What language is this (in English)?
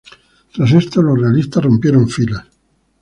Spanish